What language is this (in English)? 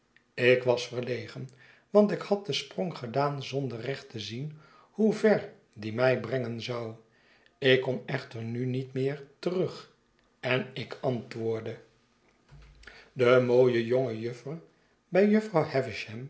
Dutch